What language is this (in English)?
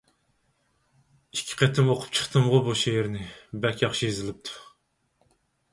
Uyghur